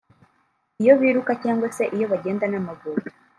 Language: Kinyarwanda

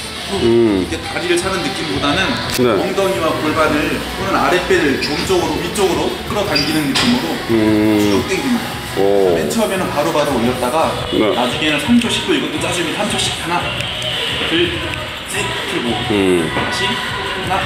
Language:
Korean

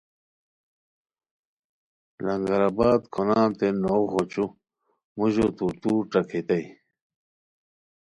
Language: Khowar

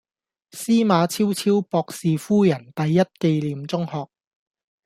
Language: Cantonese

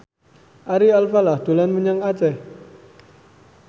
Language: Javanese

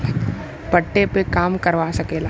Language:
Bhojpuri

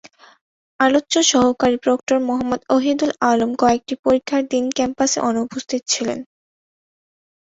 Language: Bangla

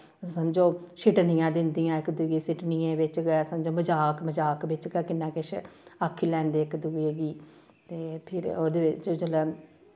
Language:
Dogri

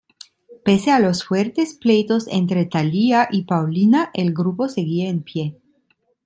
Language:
Spanish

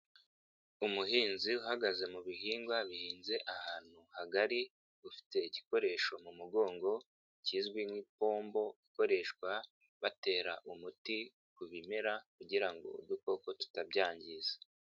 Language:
Kinyarwanda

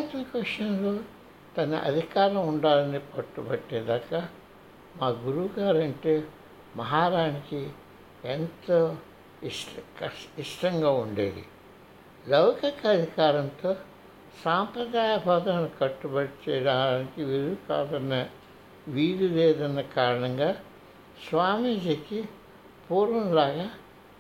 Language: Telugu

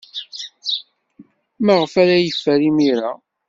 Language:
Kabyle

